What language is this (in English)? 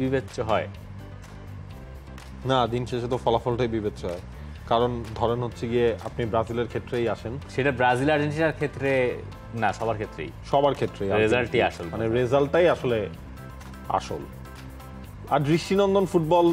Bangla